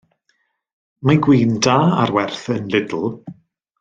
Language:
Welsh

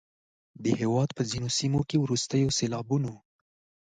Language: Pashto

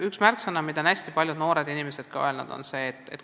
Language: Estonian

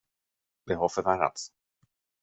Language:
Swedish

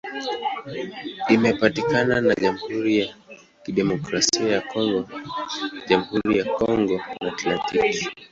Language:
Swahili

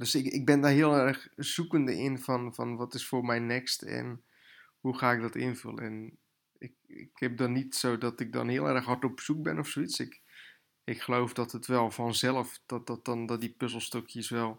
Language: Dutch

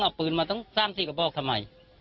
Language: Thai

